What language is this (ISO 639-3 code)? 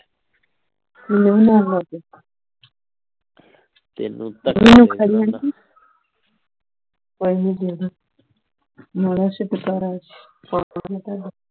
pan